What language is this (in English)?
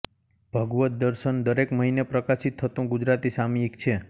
Gujarati